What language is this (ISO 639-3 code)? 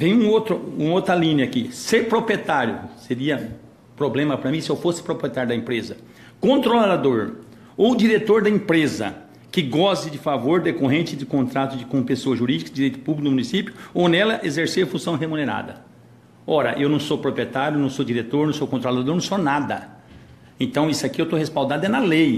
por